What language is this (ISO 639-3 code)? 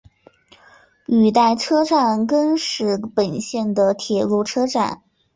zho